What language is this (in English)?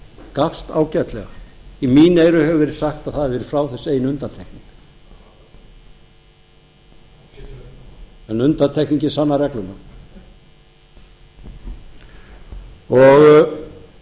Icelandic